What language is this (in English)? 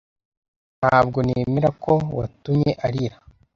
Kinyarwanda